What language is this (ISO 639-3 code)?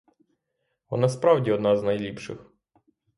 ukr